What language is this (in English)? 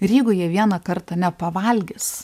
Lithuanian